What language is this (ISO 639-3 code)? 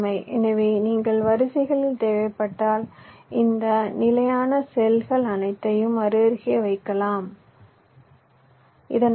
tam